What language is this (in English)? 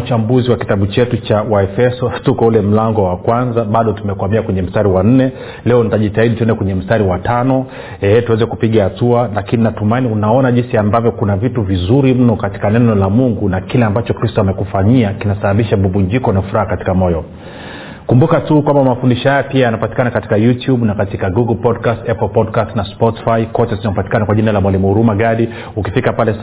Swahili